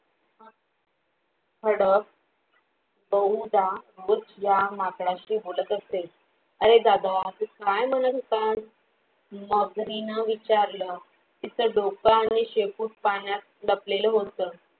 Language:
Marathi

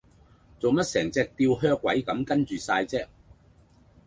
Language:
Cantonese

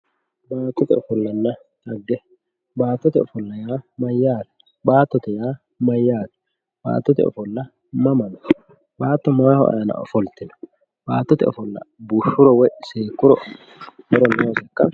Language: Sidamo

